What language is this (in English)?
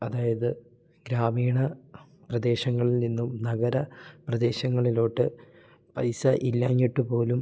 Malayalam